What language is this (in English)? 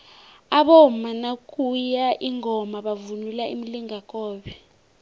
South Ndebele